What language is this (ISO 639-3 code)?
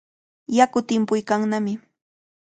qvl